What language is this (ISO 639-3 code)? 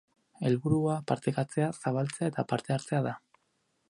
eus